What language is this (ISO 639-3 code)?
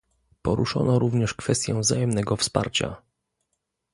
pol